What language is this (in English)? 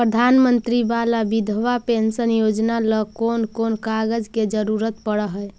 Magahi